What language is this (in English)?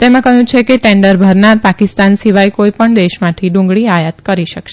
Gujarati